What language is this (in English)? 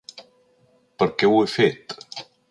Catalan